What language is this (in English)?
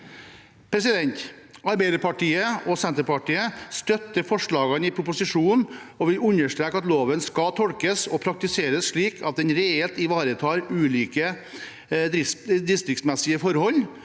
Norwegian